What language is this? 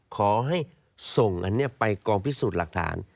Thai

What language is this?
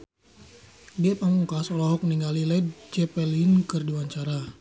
Sundanese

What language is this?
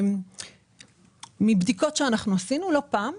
Hebrew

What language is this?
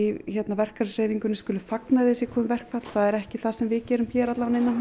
Icelandic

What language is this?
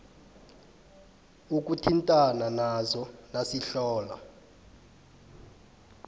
South Ndebele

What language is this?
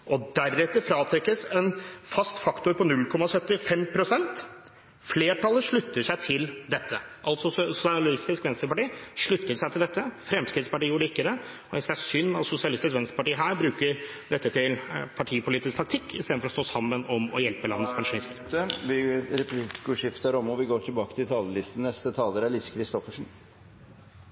Norwegian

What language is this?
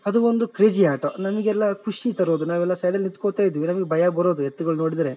Kannada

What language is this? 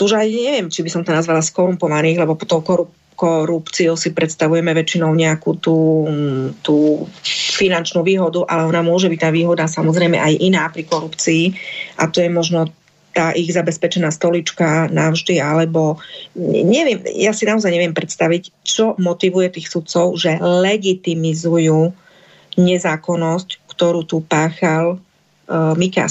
Slovak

